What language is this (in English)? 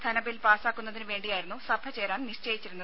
Malayalam